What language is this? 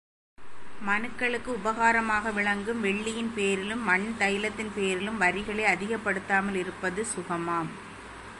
Tamil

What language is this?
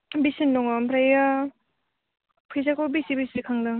Bodo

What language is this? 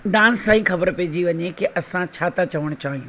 Sindhi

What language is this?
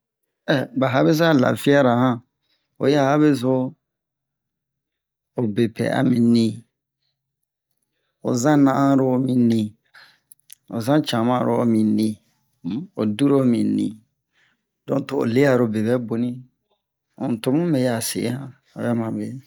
Bomu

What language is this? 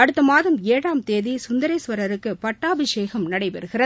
Tamil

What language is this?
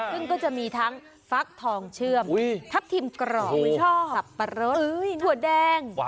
Thai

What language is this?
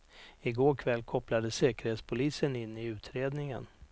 Swedish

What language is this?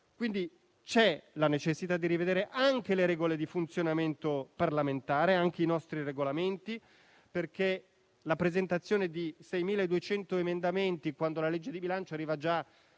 Italian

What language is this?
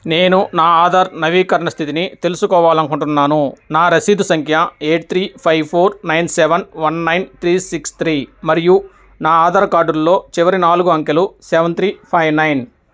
Telugu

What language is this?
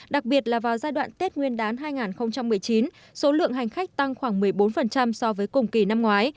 Vietnamese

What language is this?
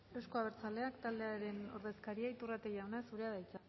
Basque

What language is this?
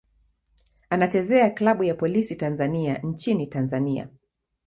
Swahili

